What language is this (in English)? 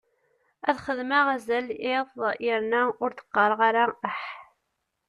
Kabyle